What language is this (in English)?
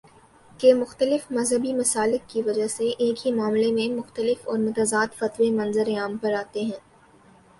Urdu